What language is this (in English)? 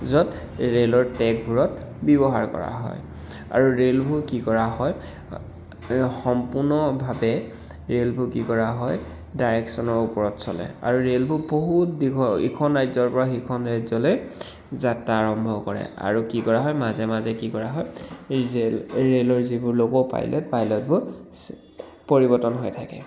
Assamese